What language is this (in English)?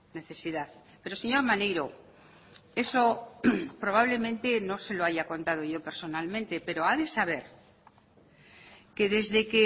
Spanish